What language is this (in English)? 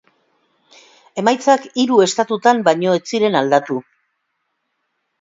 Basque